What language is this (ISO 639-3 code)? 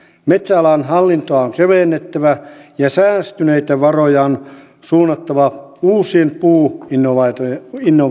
fin